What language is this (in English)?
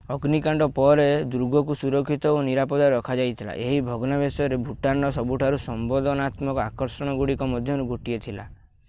Odia